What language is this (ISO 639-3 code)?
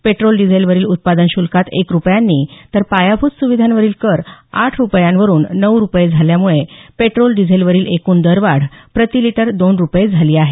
mar